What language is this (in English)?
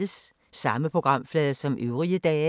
Danish